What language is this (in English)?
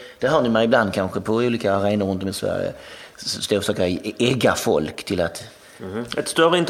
Swedish